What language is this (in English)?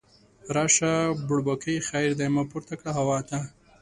Pashto